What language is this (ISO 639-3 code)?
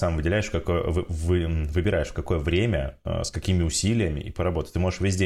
rus